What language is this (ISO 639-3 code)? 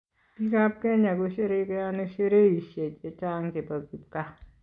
kln